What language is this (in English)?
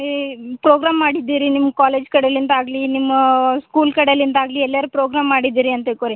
Kannada